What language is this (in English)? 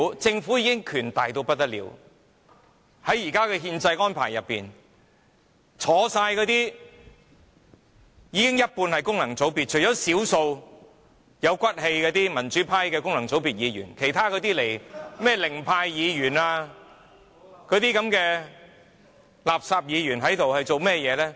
Cantonese